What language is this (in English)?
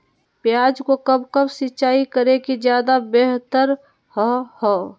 Magahi